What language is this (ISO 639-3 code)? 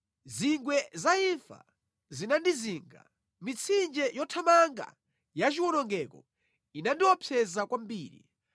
nya